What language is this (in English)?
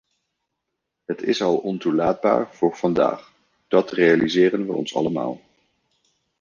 Dutch